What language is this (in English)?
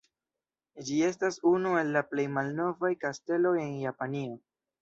Esperanto